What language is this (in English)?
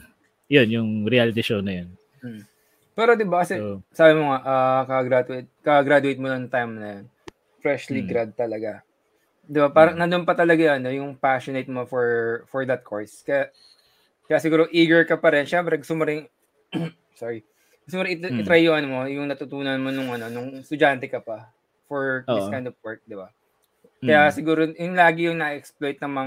Filipino